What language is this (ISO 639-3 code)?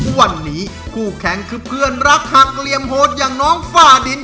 tha